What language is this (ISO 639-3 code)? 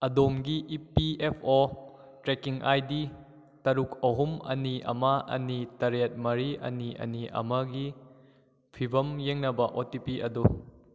mni